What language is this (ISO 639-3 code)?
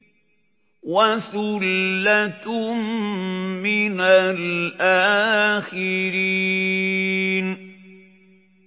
ara